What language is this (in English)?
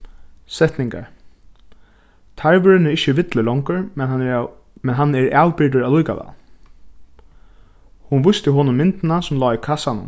Faroese